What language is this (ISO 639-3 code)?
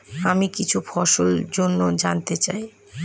ben